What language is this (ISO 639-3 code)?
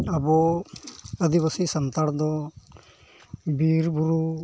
sat